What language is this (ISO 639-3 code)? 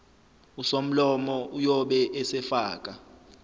zul